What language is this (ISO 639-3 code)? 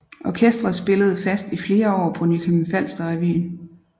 dan